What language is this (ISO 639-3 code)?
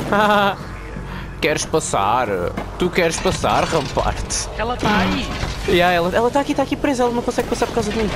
por